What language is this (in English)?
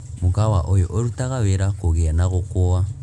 Kikuyu